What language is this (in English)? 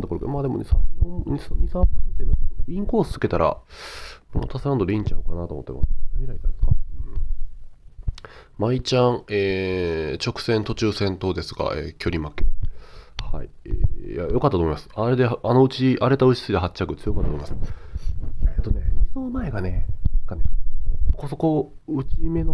Japanese